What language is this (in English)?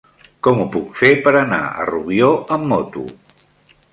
Catalan